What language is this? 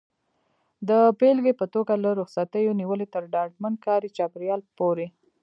Pashto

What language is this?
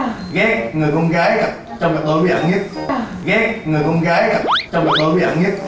Vietnamese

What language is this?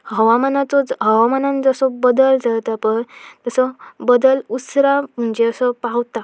Konkani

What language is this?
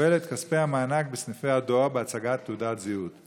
Hebrew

